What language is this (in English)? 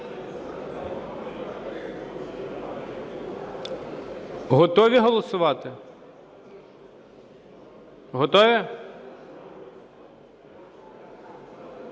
Ukrainian